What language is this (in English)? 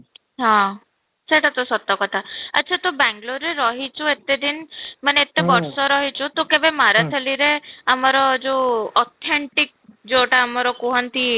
Odia